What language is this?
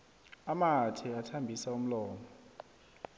South Ndebele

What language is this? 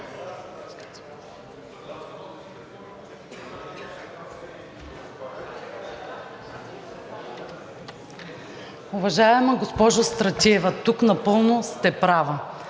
Bulgarian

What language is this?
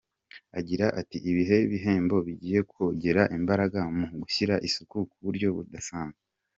Kinyarwanda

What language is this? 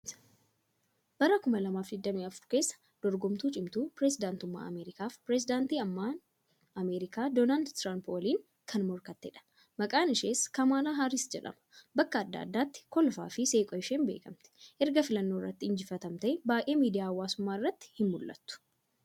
Oromo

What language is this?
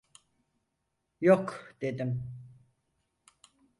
Turkish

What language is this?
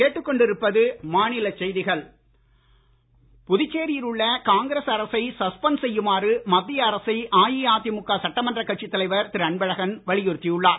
Tamil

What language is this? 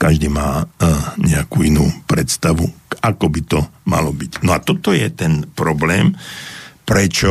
Slovak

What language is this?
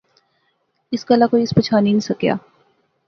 Pahari-Potwari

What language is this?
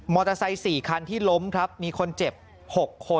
Thai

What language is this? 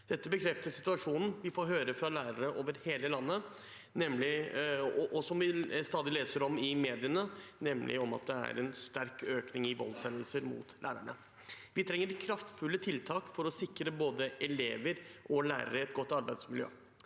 Norwegian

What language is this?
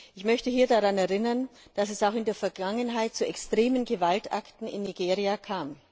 German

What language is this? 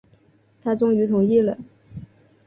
Chinese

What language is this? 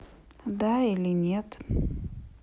Russian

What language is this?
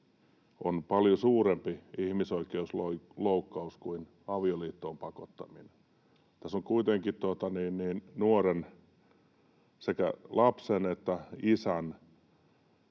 Finnish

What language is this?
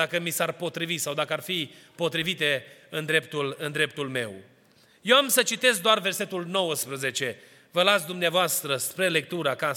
Romanian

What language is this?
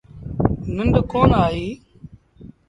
Sindhi Bhil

